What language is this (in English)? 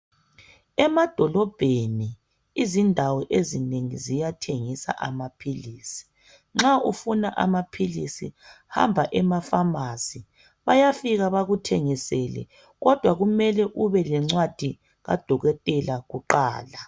North Ndebele